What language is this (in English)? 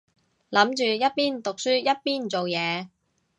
Cantonese